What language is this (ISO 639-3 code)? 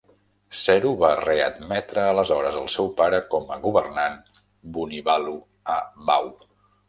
cat